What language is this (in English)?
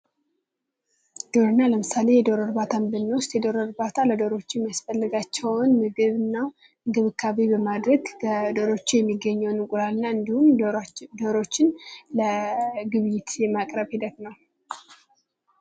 Amharic